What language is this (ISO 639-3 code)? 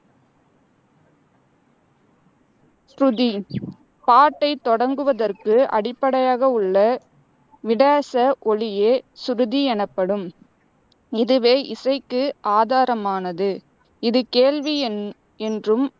tam